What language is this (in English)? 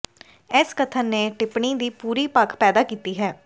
Punjabi